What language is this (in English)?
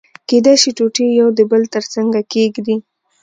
Pashto